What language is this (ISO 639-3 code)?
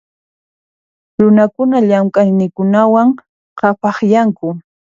qxp